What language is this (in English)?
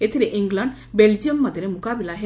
Odia